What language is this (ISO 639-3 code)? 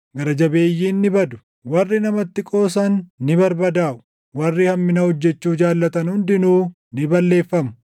orm